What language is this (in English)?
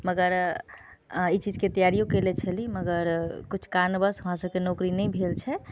Maithili